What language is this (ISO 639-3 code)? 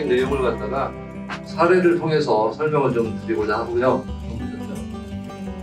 kor